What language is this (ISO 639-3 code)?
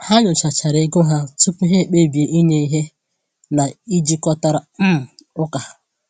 ibo